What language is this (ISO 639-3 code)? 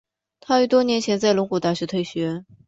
zho